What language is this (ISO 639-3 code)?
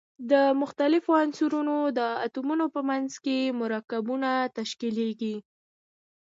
pus